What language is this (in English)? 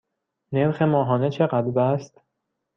Persian